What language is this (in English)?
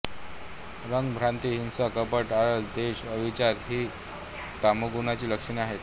Marathi